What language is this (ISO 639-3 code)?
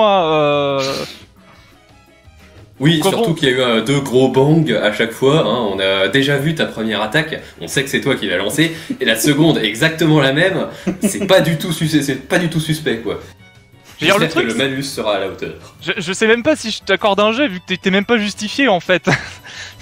fra